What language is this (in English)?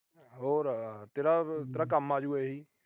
Punjabi